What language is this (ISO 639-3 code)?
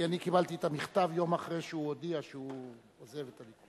heb